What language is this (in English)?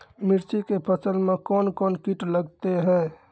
Maithili